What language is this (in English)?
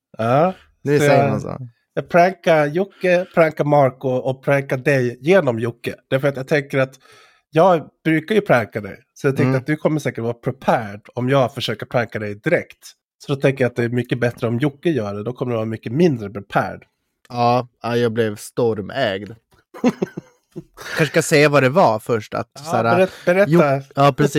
Swedish